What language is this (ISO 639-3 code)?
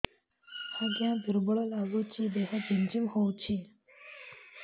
ori